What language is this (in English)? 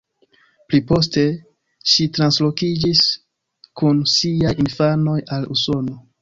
Esperanto